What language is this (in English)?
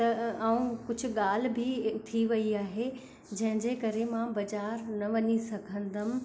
Sindhi